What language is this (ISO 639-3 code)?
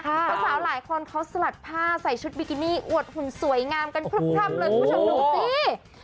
tha